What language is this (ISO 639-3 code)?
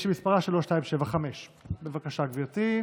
heb